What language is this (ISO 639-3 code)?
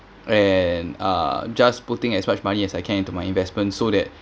eng